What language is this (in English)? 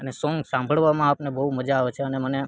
Gujarati